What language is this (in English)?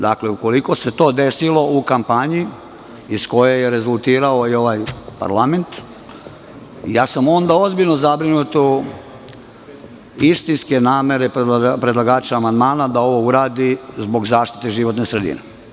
Serbian